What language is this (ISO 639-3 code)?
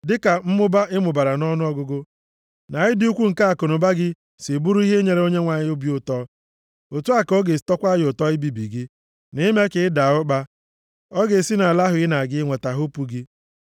ibo